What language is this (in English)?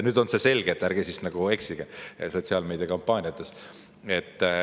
Estonian